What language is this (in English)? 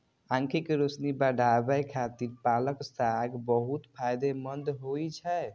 Maithili